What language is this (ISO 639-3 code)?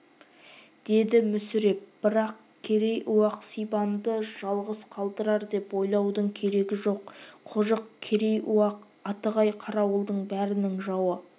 kaz